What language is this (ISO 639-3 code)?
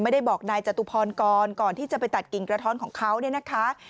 tha